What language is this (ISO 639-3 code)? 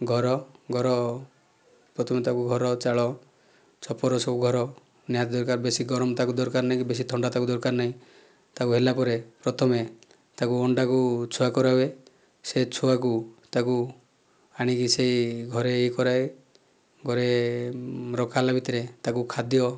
ori